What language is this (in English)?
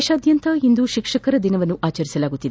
Kannada